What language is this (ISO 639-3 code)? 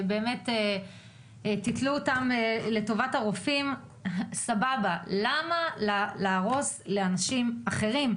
heb